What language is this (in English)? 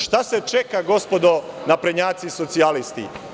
Serbian